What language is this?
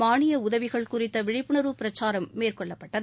Tamil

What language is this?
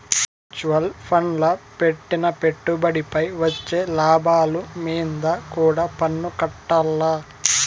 Telugu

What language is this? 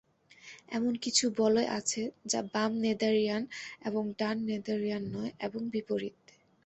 Bangla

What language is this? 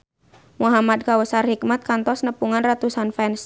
Sundanese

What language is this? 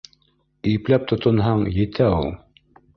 Bashkir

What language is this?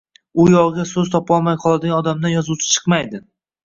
Uzbek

